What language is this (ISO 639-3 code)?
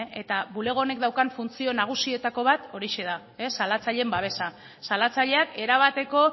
eus